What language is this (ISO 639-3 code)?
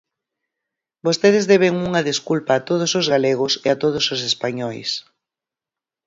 glg